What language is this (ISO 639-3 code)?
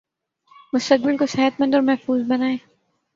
urd